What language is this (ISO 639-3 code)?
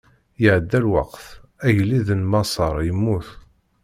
kab